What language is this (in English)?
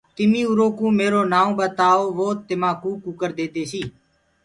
Gurgula